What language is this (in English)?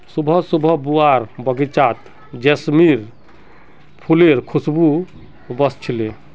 Magahi